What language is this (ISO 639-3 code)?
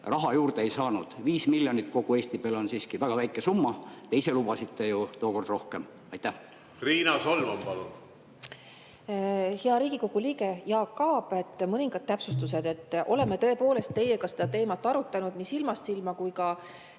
est